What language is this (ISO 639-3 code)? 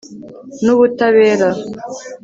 kin